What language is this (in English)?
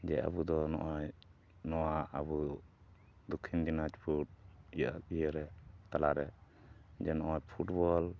Santali